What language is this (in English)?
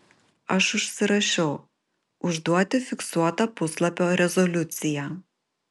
Lithuanian